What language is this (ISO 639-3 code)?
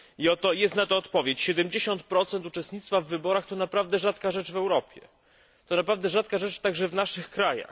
pol